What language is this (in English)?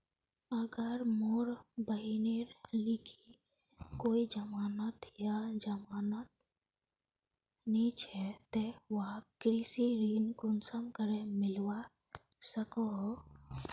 Magahi